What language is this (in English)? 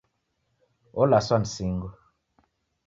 Taita